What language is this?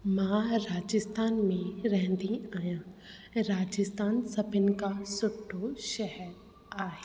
Sindhi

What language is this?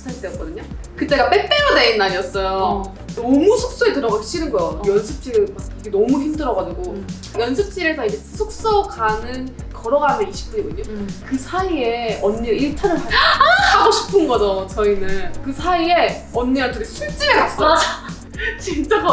Korean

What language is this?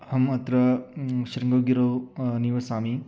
Sanskrit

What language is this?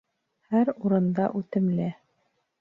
Bashkir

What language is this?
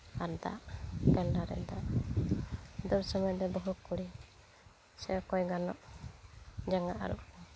Santali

